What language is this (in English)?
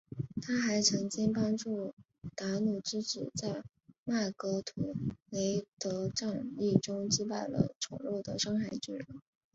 Chinese